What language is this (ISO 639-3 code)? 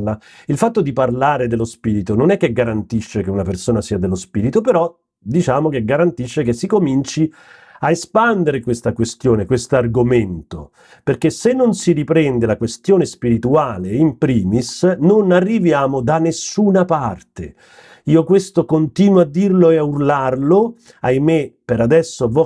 ita